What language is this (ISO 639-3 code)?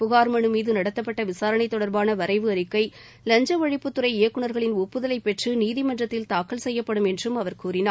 tam